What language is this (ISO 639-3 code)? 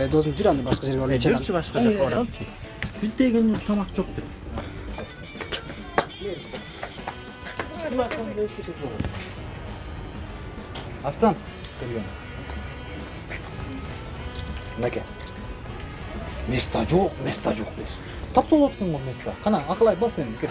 kor